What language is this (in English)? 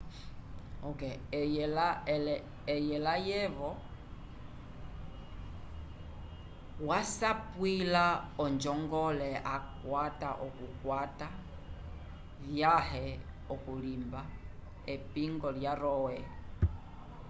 Umbundu